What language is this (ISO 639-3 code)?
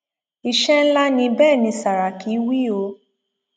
yor